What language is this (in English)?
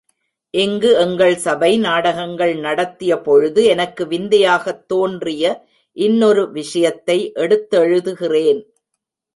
Tamil